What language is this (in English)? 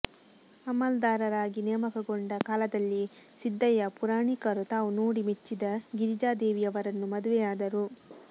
Kannada